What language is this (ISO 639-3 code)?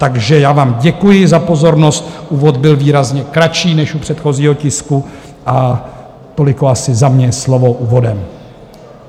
ces